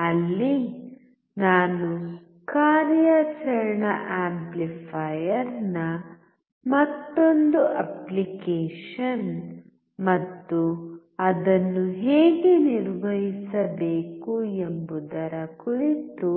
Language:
Kannada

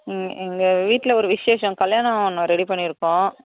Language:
Tamil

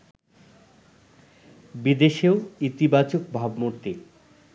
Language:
Bangla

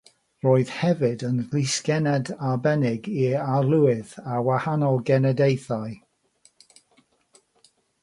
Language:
Welsh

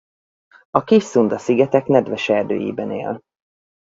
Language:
Hungarian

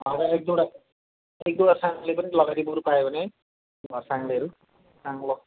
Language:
Nepali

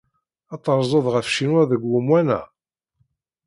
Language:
Kabyle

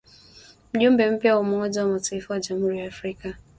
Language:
Swahili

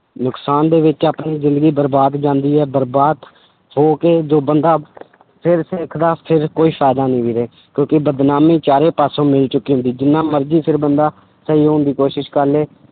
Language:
Punjabi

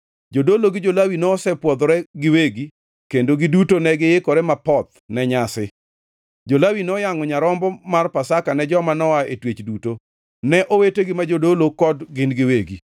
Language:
Luo (Kenya and Tanzania)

